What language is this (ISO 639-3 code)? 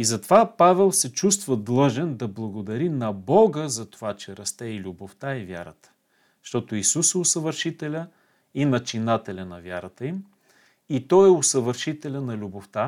bul